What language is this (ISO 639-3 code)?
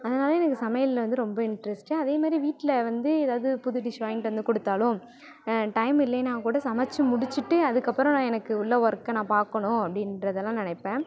tam